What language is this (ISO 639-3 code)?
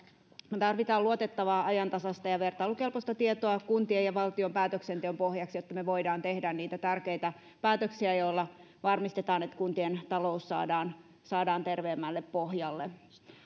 fin